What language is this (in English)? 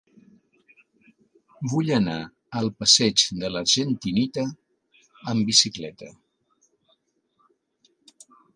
Catalan